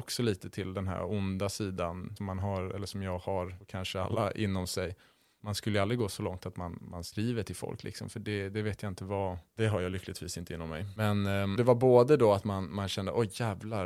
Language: Swedish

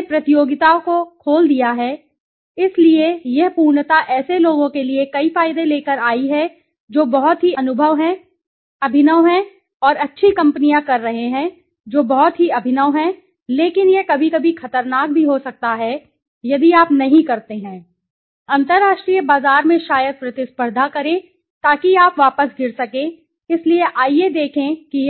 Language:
Hindi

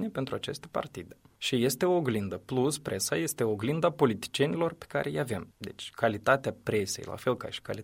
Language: Romanian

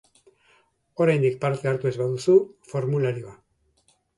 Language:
Basque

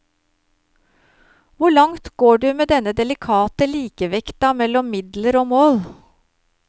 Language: Norwegian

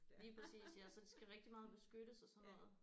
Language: Danish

